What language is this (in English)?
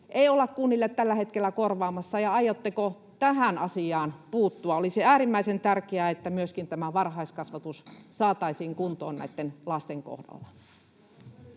Finnish